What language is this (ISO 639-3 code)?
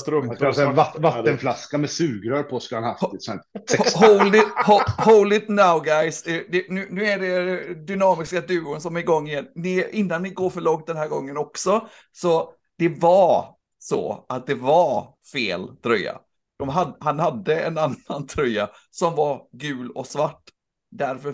swe